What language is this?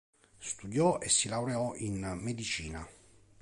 Italian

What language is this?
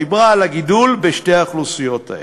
Hebrew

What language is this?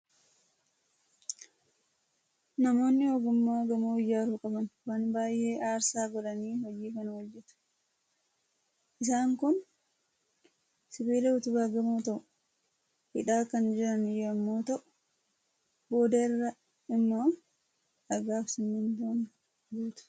Oromo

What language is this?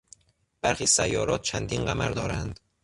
Persian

